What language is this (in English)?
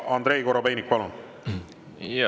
Estonian